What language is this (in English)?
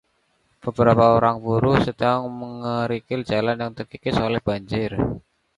Indonesian